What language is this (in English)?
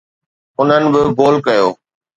Sindhi